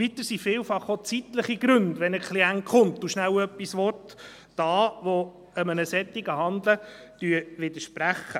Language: Swiss German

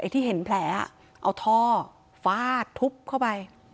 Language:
Thai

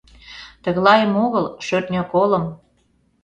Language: Mari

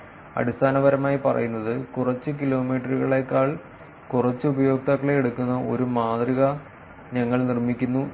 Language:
Malayalam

